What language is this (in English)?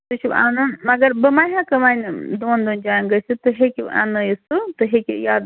Kashmiri